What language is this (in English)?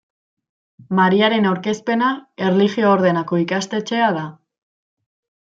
Basque